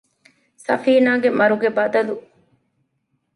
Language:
Divehi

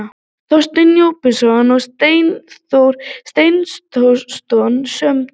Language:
Icelandic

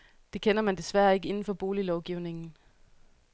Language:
Danish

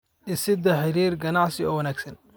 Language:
Somali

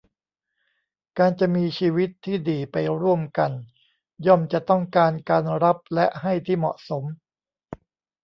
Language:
Thai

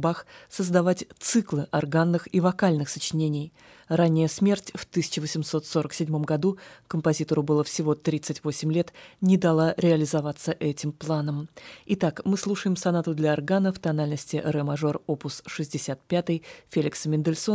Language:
Russian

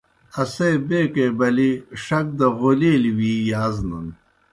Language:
Kohistani Shina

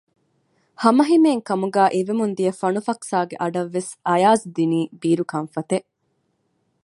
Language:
Divehi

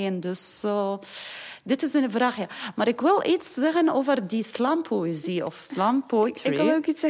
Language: Dutch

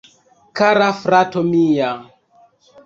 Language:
Esperanto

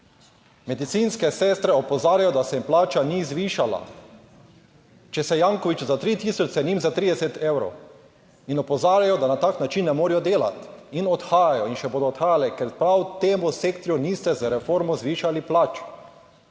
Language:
Slovenian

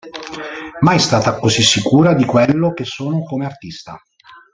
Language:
Italian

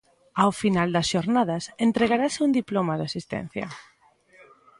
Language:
Galician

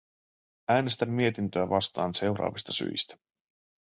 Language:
Finnish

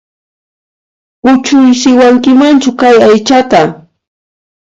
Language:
Puno Quechua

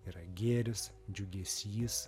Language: Lithuanian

